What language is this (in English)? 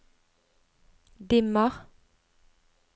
Norwegian